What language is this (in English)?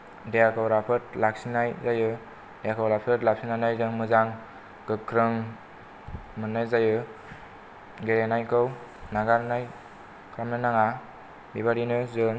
Bodo